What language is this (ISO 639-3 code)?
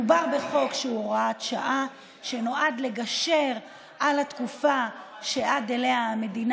heb